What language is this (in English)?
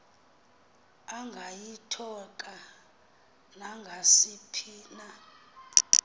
Xhosa